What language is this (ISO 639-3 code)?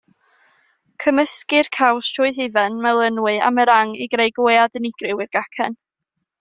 cym